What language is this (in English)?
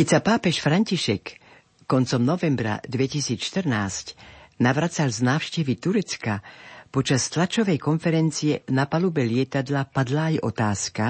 Slovak